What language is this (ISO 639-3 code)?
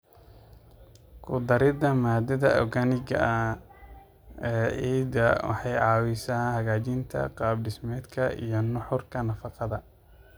som